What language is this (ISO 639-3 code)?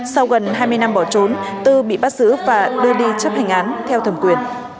vie